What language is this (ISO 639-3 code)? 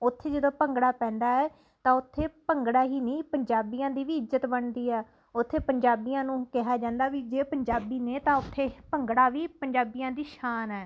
pan